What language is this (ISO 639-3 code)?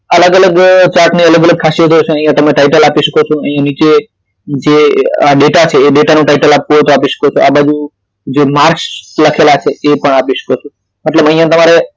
guj